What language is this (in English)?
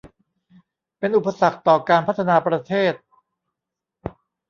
Thai